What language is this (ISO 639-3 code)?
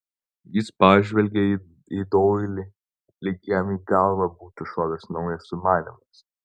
lit